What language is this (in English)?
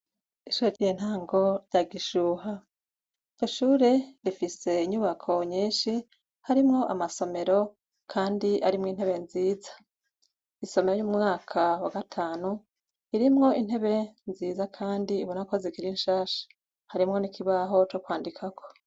Rundi